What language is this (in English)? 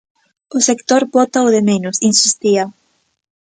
Galician